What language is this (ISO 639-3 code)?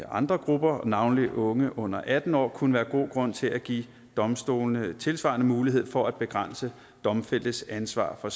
dan